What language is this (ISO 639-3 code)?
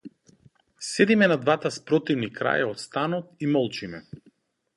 mkd